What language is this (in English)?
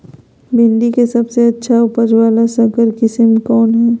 Magahi